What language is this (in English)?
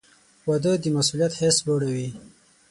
Pashto